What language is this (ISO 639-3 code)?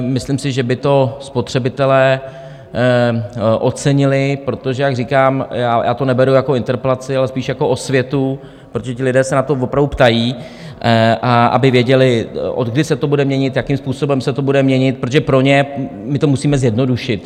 ces